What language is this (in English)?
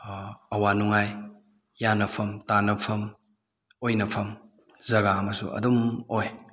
Manipuri